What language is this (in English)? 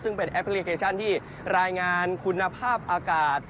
Thai